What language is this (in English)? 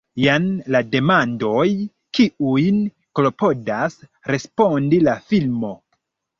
Esperanto